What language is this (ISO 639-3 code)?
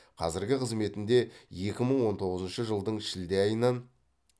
kaz